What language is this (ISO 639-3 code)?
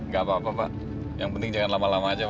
ind